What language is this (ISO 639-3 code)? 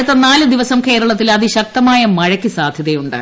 mal